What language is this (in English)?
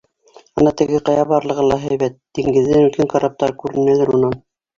Bashkir